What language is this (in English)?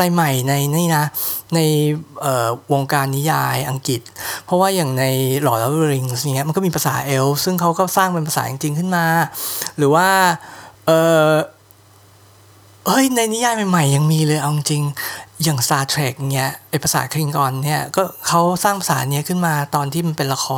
Thai